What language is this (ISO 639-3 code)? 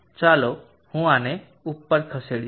guj